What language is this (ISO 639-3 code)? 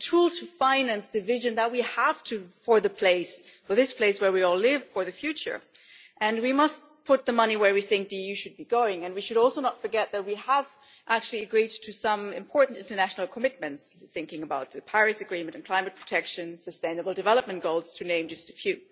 eng